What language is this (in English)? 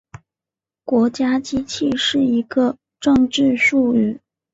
Chinese